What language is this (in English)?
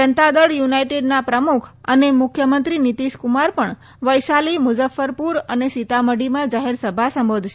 Gujarati